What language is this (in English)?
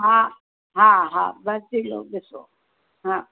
Sindhi